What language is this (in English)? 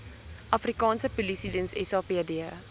Afrikaans